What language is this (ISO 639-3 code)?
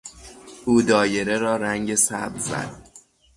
fas